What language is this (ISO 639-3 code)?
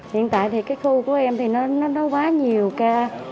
vie